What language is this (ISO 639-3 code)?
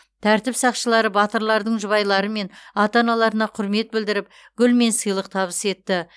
kaz